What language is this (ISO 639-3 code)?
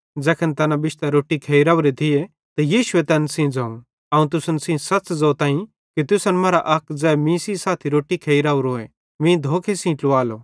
bhd